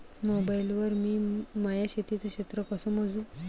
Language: Marathi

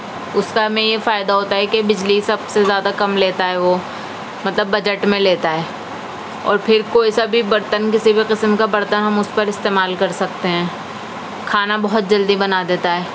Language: Urdu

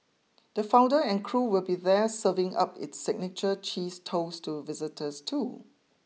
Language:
English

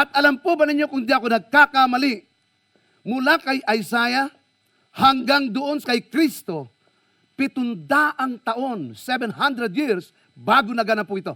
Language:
Filipino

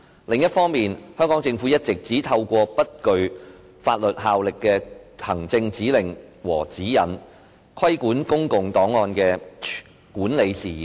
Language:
Cantonese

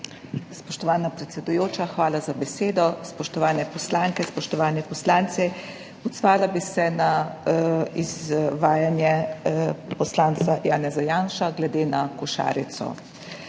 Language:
Slovenian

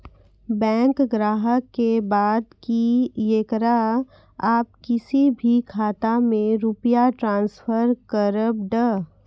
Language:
Maithili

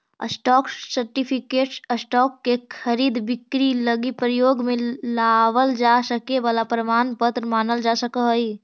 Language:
Magahi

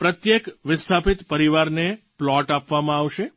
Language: Gujarati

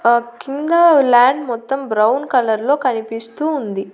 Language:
Telugu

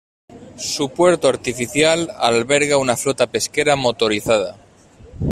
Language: Spanish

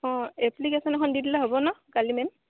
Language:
Assamese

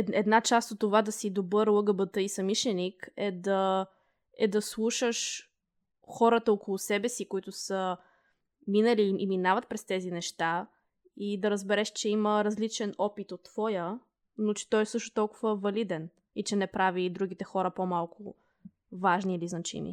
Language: Bulgarian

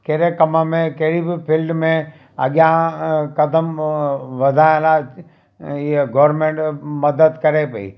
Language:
Sindhi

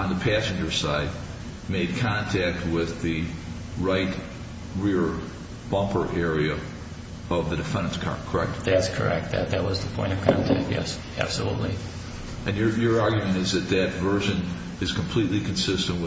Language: English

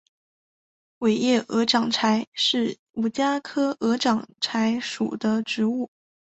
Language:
Chinese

